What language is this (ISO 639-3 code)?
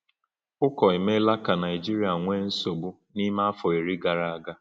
ibo